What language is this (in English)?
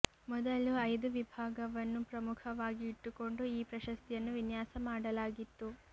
Kannada